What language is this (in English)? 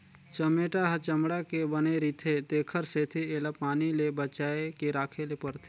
Chhattisgarhi